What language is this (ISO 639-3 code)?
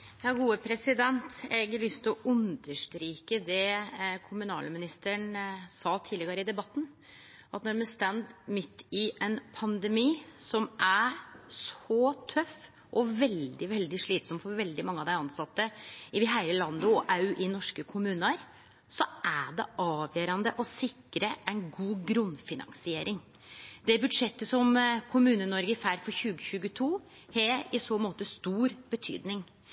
nno